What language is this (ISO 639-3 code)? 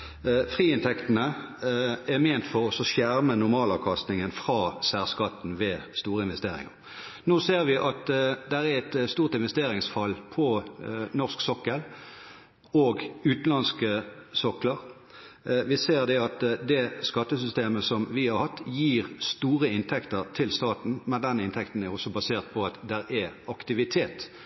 nob